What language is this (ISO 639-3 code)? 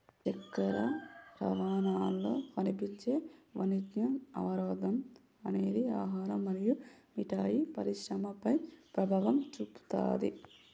tel